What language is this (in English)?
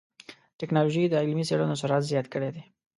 Pashto